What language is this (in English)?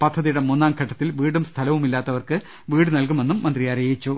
Malayalam